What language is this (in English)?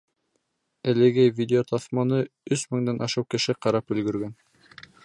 Bashkir